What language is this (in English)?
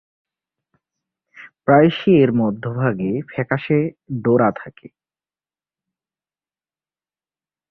Bangla